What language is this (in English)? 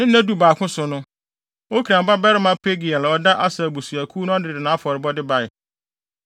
Akan